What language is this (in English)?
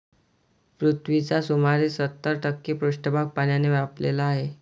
Marathi